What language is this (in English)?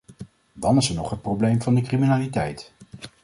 Dutch